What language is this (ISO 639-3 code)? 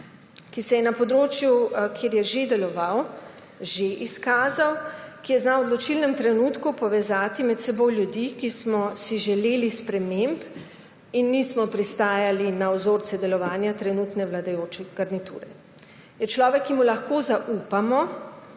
slv